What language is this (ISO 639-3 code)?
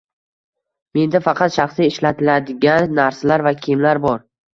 uzb